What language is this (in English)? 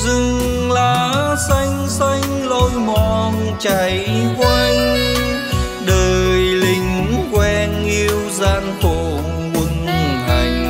Vietnamese